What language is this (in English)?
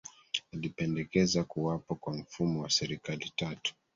Swahili